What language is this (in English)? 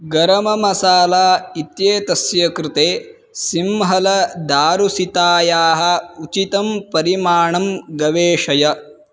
Sanskrit